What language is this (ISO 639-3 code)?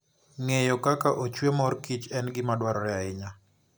luo